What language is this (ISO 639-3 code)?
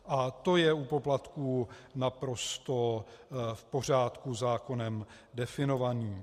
ces